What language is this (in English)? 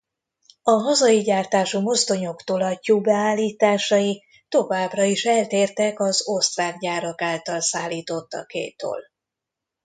Hungarian